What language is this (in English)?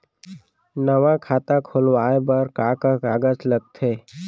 Chhattisgarhi